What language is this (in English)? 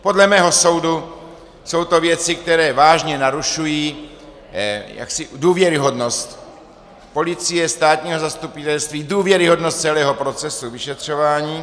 Czech